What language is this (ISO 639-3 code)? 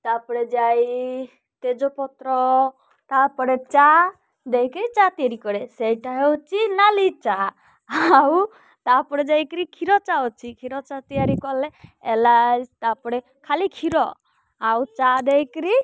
ori